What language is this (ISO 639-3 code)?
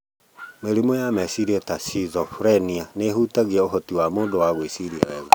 kik